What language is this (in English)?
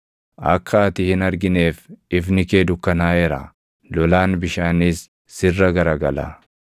Oromo